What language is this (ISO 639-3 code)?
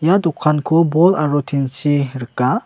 grt